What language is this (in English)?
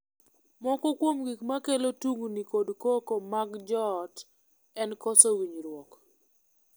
Luo (Kenya and Tanzania)